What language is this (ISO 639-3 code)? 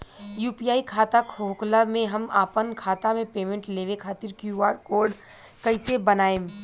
bho